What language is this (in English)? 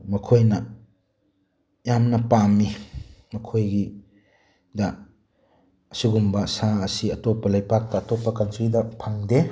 Manipuri